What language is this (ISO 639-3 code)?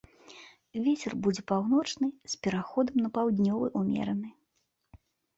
bel